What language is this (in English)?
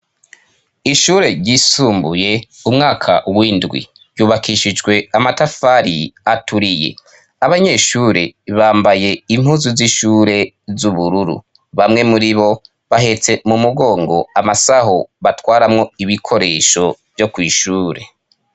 Rundi